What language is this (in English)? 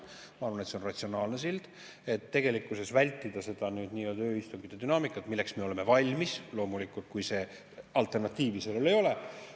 Estonian